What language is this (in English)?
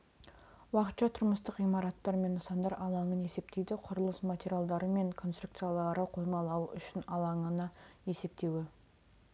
Kazakh